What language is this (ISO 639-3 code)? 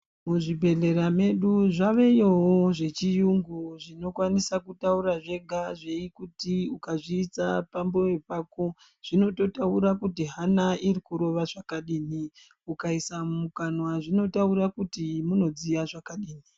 ndc